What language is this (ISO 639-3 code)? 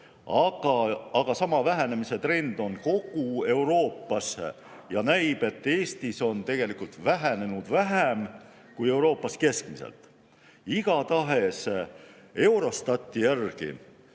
est